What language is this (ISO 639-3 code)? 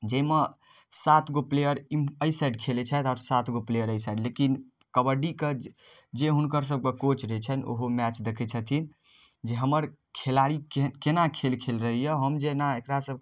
mai